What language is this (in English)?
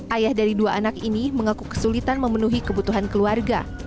Indonesian